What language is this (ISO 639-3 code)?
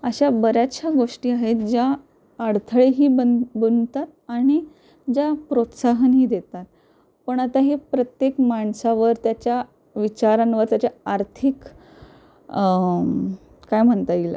mar